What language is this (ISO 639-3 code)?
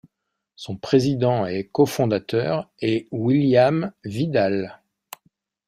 fra